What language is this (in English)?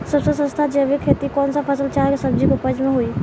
Bhojpuri